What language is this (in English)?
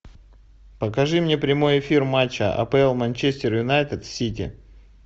Russian